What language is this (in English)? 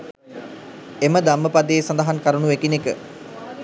Sinhala